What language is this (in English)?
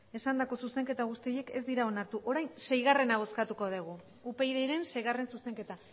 Basque